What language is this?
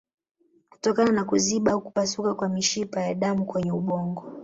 Swahili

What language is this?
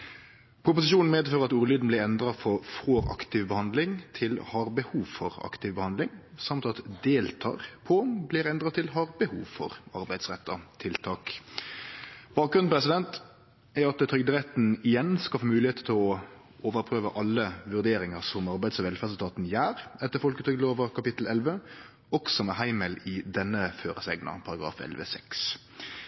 Norwegian Nynorsk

